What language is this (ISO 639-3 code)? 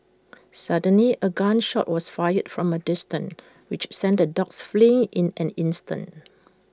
eng